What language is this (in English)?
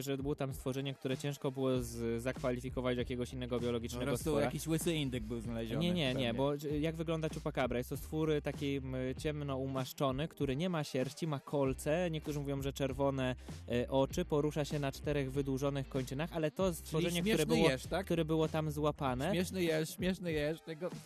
Polish